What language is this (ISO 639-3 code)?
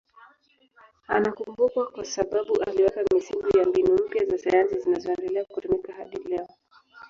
swa